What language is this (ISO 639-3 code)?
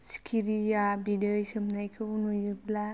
brx